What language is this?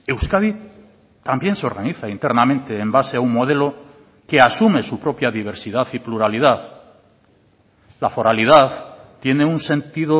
Spanish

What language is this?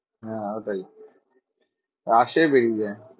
Bangla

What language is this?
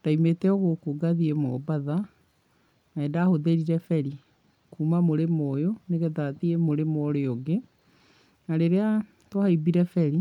Kikuyu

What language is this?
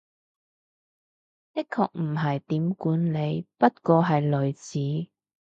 Cantonese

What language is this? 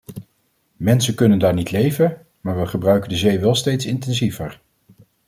Dutch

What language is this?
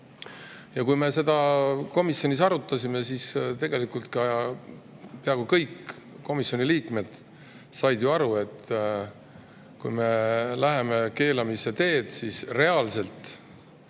Estonian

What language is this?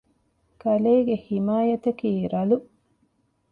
Divehi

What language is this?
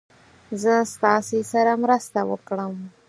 Pashto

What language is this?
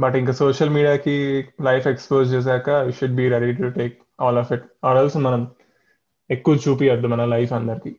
Telugu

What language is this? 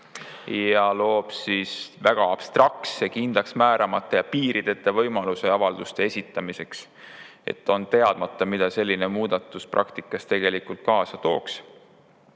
Estonian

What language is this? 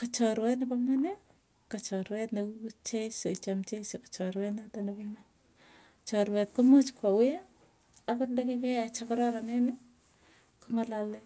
Tugen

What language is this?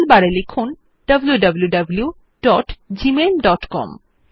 Bangla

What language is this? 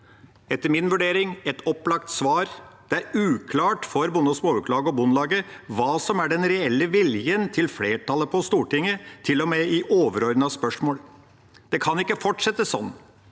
Norwegian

